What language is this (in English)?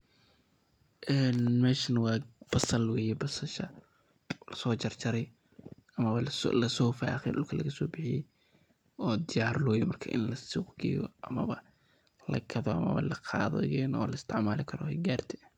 Somali